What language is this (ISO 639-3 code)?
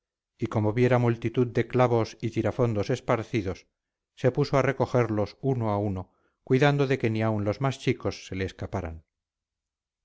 spa